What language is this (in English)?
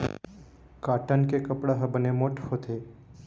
Chhattisgarhi